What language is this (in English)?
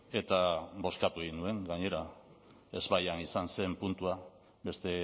Basque